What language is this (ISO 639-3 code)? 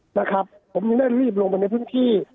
tha